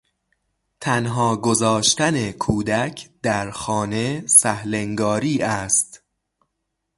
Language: Persian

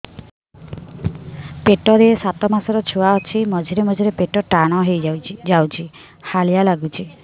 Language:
Odia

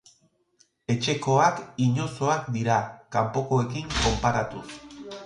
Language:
Basque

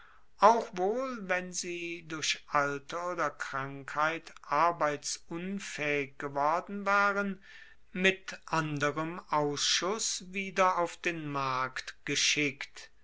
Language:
German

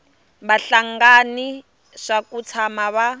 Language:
Tsonga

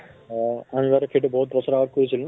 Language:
Assamese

